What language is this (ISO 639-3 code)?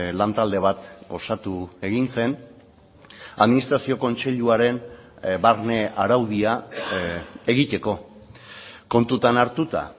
eus